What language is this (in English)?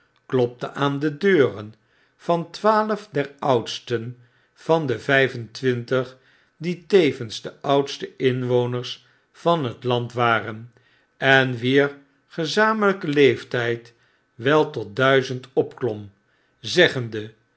Dutch